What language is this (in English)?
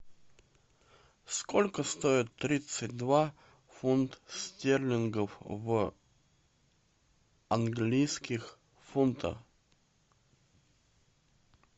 Russian